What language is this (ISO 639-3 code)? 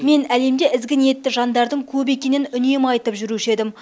kaz